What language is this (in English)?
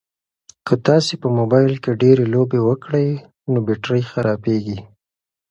Pashto